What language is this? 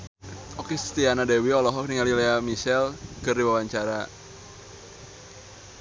Sundanese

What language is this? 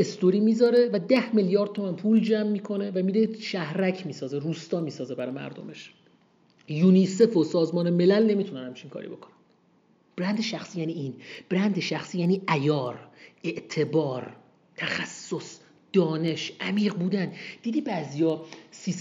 Persian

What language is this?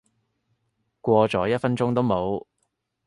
Cantonese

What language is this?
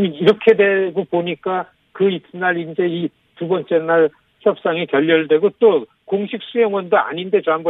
Korean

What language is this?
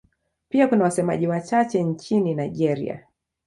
Swahili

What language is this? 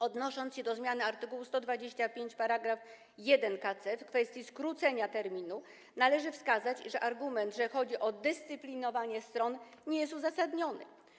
Polish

